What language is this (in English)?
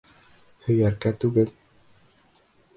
Bashkir